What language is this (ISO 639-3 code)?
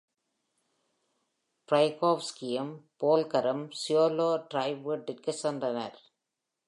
tam